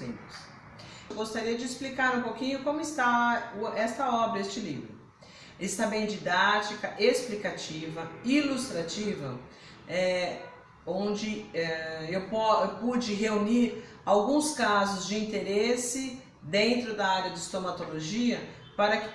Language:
Portuguese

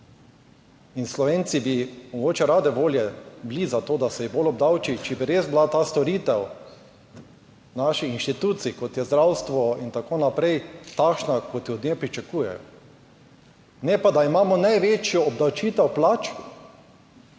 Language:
Slovenian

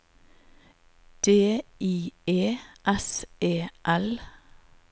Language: Norwegian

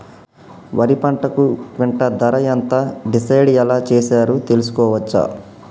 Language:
Telugu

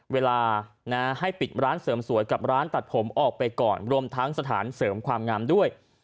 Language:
Thai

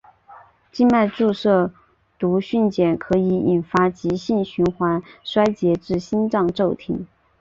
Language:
Chinese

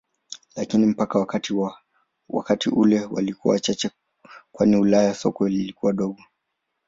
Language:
Swahili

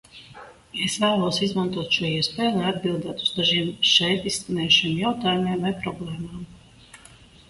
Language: Latvian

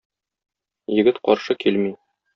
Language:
Tatar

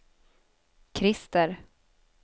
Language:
Swedish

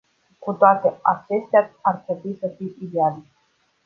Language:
Romanian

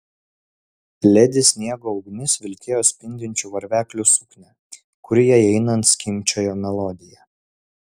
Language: Lithuanian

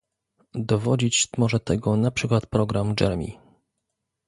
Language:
Polish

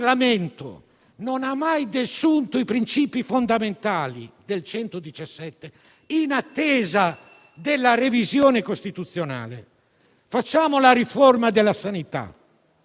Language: Italian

